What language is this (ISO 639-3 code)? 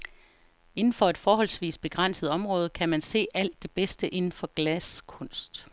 dan